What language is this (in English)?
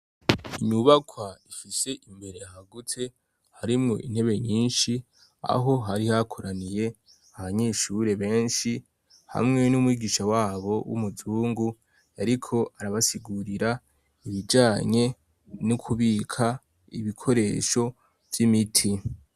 Rundi